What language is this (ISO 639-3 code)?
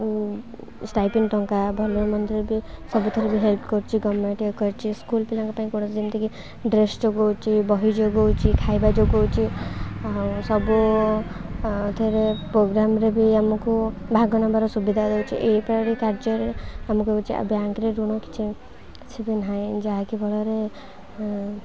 ori